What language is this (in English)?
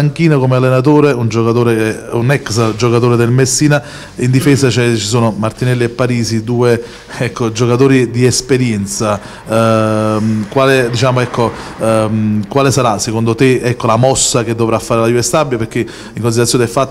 Italian